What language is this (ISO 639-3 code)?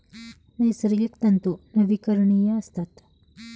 mar